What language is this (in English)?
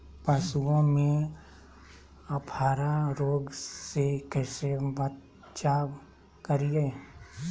Magahi